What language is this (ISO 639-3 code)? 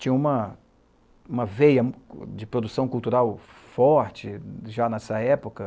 por